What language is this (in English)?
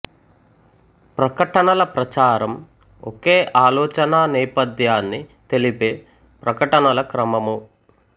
Telugu